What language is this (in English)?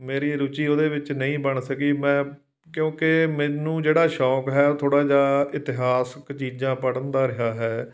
Punjabi